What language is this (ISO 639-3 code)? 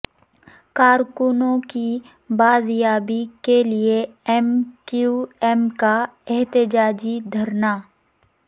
urd